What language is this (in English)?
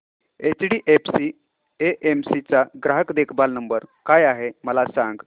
Marathi